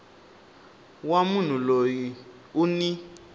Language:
Tsonga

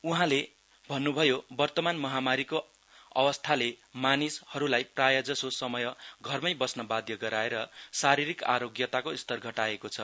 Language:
Nepali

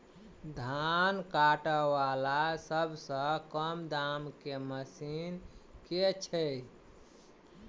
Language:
Maithili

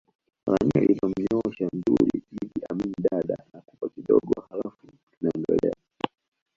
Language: Swahili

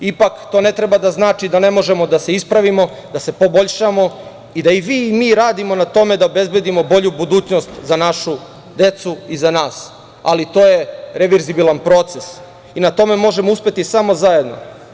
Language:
Serbian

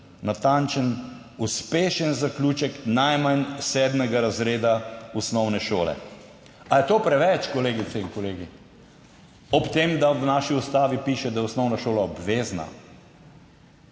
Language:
Slovenian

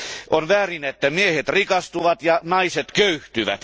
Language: Finnish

